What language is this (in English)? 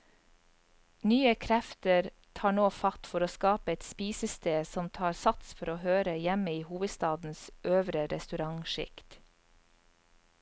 Norwegian